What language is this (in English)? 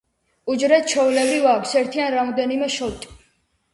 Georgian